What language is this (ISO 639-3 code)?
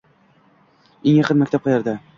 uzb